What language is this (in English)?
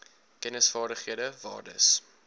Afrikaans